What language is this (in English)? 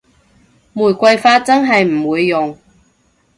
Cantonese